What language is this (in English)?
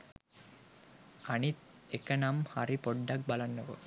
Sinhala